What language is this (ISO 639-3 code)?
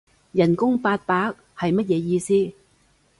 yue